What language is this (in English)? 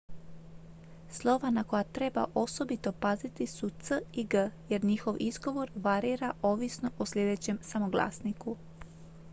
Croatian